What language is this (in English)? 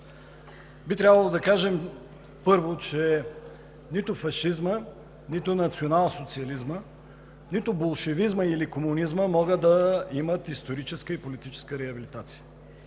Bulgarian